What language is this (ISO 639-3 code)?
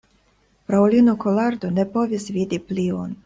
epo